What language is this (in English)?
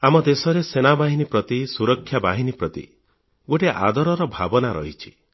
Odia